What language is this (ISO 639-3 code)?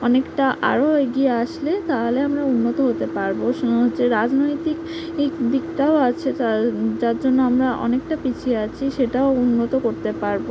ben